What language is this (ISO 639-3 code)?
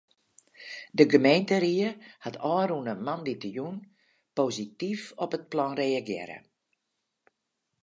fry